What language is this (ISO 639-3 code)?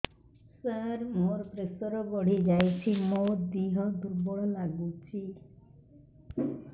ori